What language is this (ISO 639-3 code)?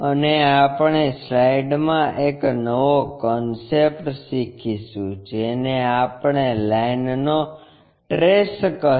guj